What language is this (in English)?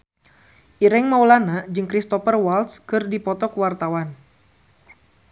Sundanese